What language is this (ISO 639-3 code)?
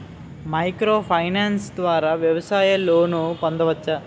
tel